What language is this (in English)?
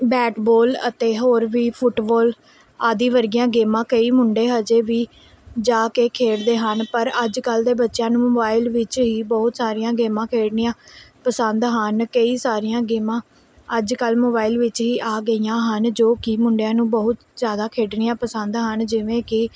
Punjabi